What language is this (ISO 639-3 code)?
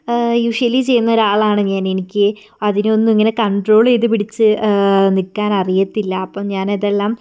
mal